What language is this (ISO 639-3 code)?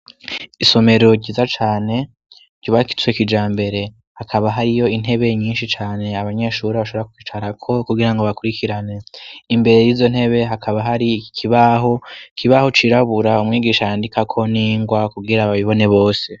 run